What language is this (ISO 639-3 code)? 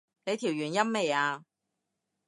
yue